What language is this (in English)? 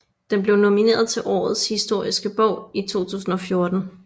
Danish